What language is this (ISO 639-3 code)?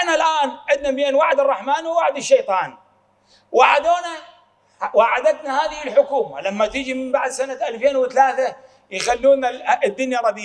ara